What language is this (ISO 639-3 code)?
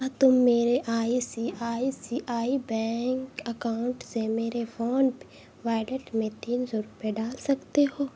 urd